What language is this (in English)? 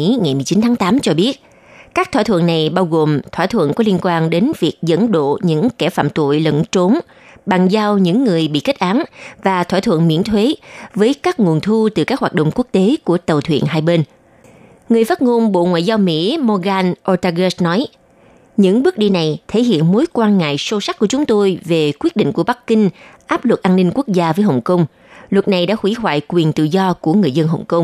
Vietnamese